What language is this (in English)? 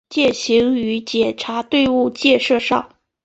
Chinese